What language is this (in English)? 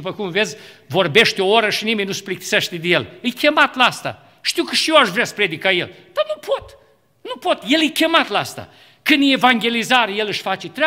Romanian